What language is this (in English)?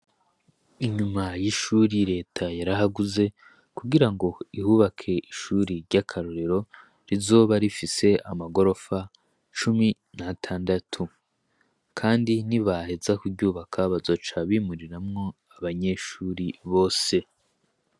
Rundi